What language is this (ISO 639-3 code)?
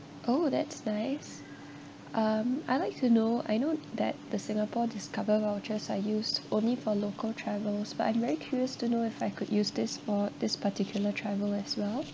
eng